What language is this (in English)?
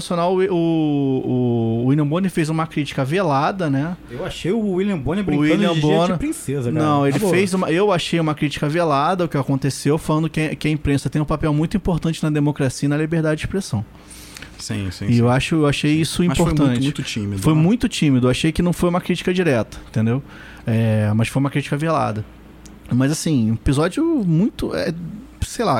Portuguese